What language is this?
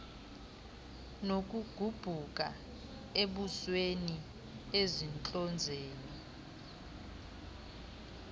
Xhosa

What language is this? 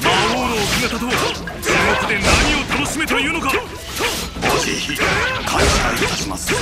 Japanese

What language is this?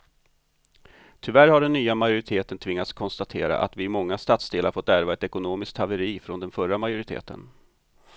Swedish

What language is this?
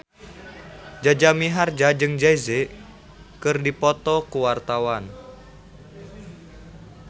Sundanese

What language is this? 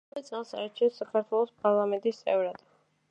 Georgian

